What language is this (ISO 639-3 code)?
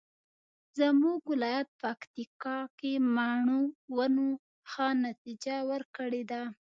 pus